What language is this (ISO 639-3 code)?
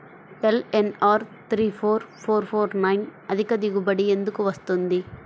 tel